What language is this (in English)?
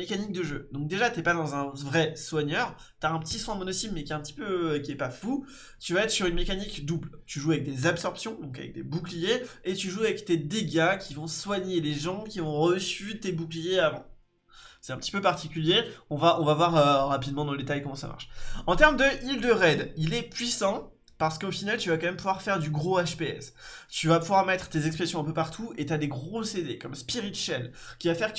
French